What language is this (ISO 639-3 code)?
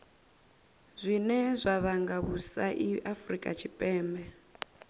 ven